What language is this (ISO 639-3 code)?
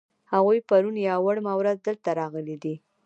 pus